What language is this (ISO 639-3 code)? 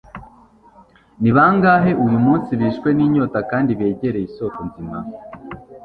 kin